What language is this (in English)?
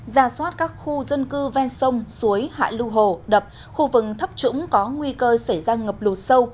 Vietnamese